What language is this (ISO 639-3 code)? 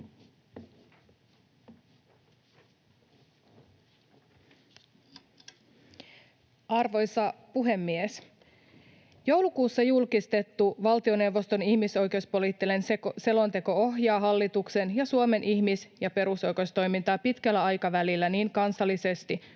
fin